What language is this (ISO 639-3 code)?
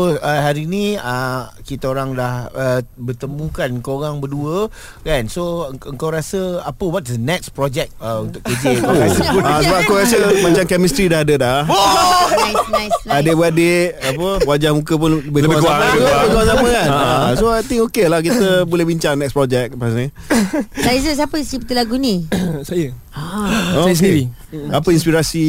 msa